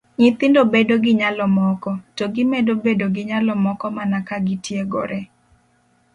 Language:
Luo (Kenya and Tanzania)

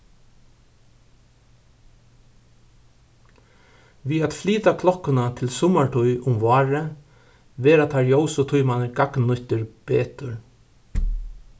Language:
Faroese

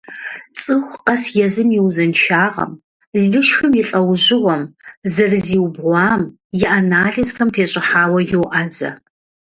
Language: Kabardian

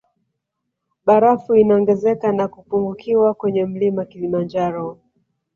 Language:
Swahili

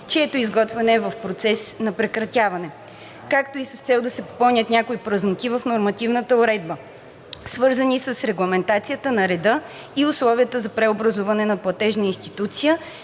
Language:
Bulgarian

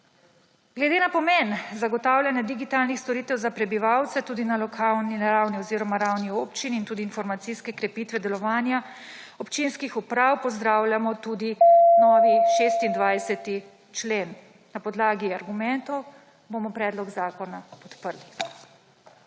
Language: Slovenian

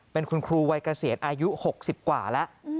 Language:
Thai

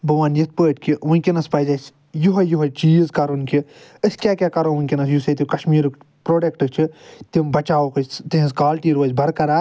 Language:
Kashmiri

